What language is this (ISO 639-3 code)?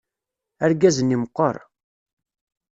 kab